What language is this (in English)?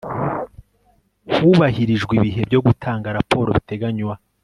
Kinyarwanda